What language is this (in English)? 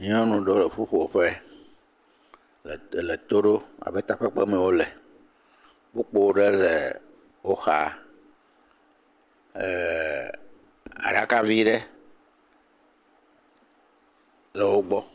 Ewe